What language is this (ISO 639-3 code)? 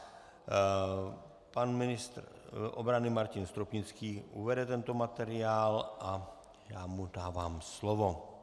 ces